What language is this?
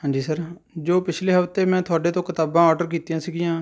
Punjabi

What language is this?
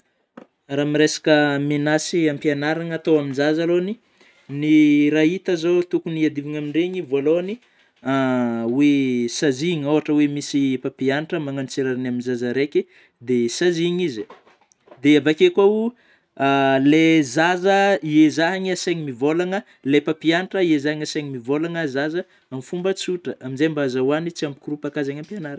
Northern Betsimisaraka Malagasy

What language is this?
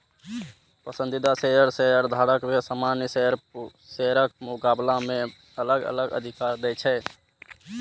Maithili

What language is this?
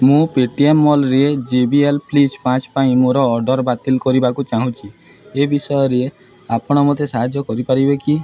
Odia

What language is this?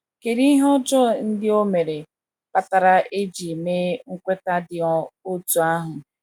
Igbo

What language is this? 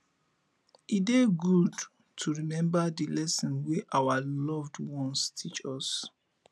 Nigerian Pidgin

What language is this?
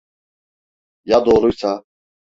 Turkish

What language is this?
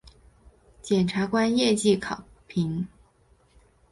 Chinese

